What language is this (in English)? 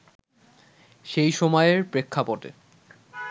Bangla